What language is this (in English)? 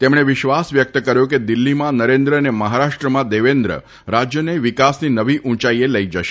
Gujarati